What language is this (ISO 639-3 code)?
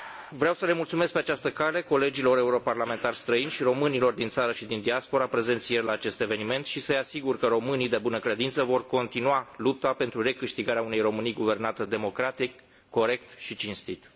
ron